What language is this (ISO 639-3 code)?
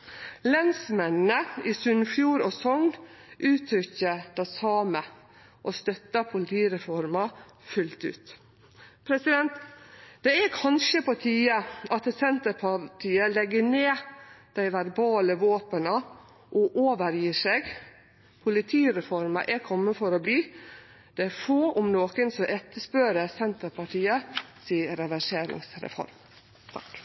nno